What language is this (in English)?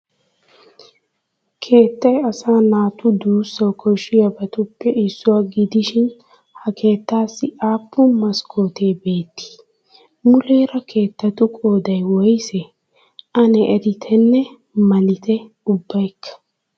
Wolaytta